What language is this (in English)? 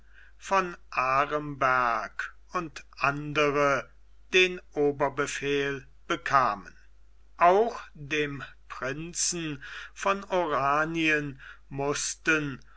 German